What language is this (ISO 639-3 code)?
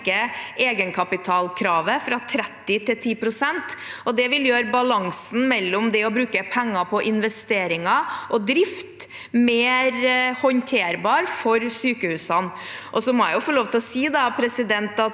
nor